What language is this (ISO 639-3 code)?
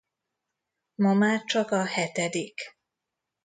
hun